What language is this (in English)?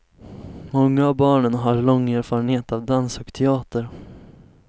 Swedish